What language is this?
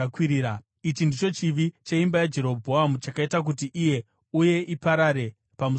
Shona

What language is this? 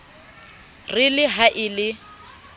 Southern Sotho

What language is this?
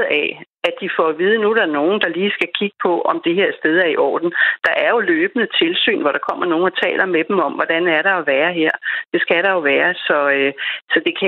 Danish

